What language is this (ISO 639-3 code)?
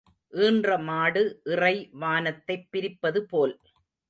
tam